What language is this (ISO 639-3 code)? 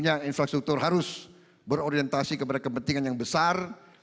ind